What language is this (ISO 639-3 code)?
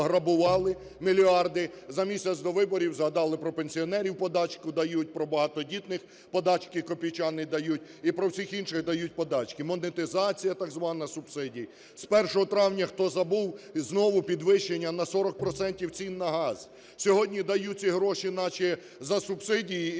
ukr